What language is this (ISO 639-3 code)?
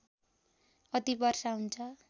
nep